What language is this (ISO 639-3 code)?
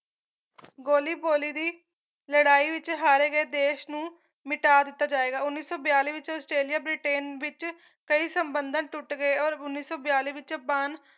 pan